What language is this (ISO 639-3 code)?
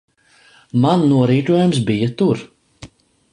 lav